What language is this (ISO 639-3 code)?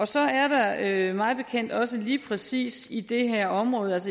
dan